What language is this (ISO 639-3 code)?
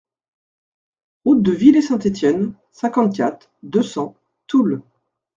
fra